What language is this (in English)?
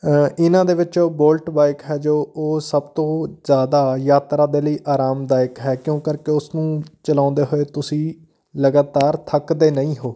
Punjabi